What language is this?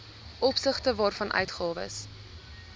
Afrikaans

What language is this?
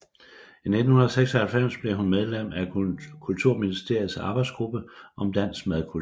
Danish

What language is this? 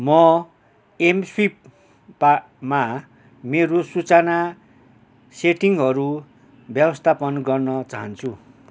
Nepali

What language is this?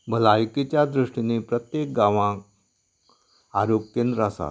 Konkani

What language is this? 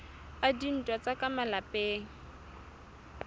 Southern Sotho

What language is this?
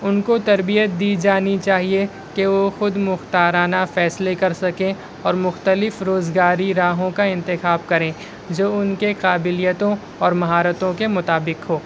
Urdu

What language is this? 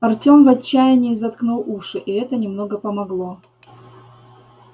Russian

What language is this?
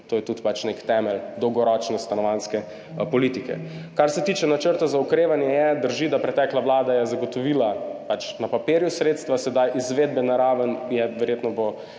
Slovenian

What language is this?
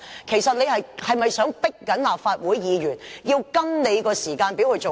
Cantonese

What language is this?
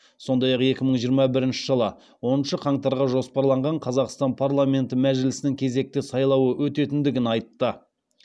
Kazakh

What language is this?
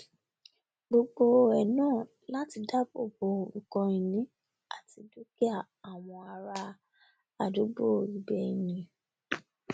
Yoruba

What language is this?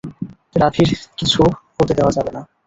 Bangla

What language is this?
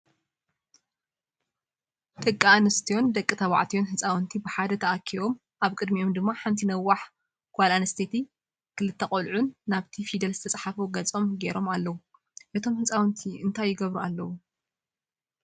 Tigrinya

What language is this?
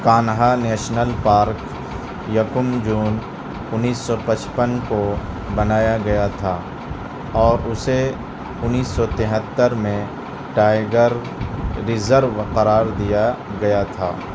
Urdu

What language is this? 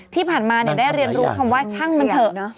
Thai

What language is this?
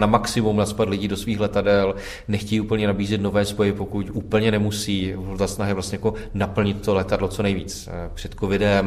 Czech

